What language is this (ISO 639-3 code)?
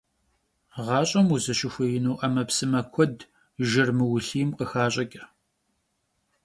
kbd